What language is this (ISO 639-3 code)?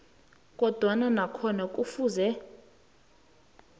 nbl